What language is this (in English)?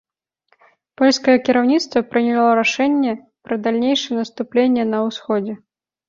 Belarusian